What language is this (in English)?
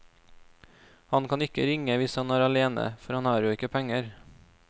Norwegian